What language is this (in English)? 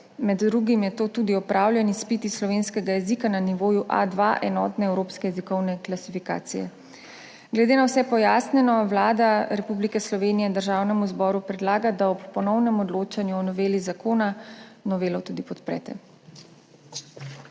Slovenian